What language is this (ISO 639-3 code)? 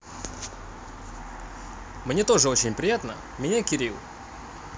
rus